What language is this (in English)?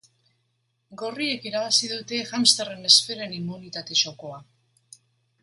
Basque